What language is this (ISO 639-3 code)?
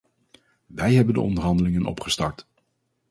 nld